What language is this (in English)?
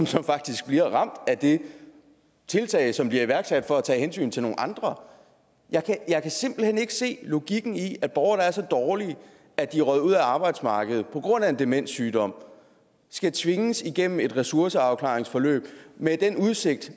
Danish